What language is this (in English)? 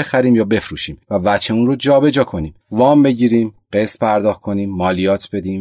Persian